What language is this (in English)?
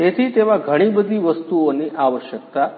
Gujarati